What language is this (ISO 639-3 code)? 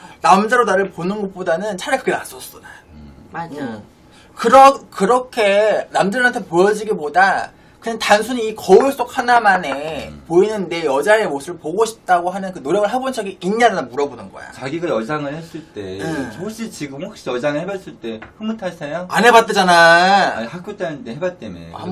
kor